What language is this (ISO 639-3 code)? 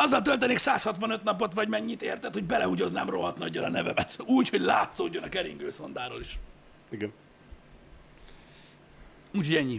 hun